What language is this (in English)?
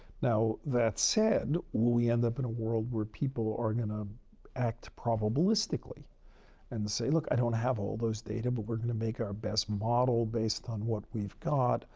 English